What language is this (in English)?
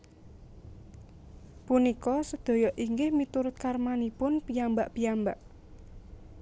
Javanese